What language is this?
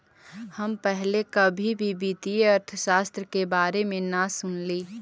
Magahi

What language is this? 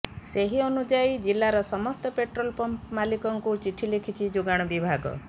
Odia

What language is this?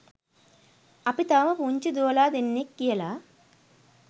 Sinhala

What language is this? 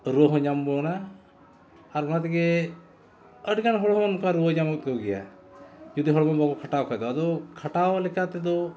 Santali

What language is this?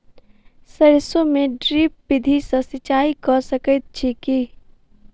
Maithili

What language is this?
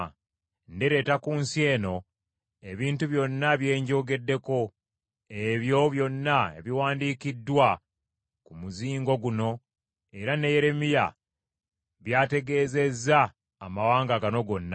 Ganda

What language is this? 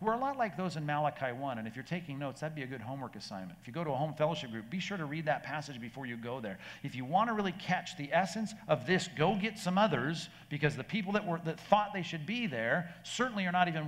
English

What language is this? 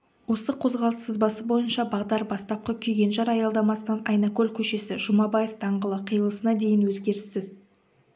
Kazakh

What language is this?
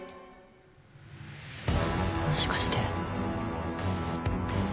Japanese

